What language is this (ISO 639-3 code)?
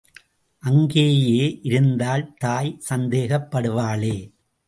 tam